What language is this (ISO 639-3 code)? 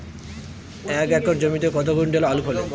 ben